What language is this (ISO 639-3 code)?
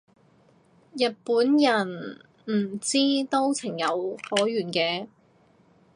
yue